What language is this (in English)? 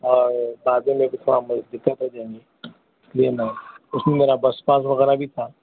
Urdu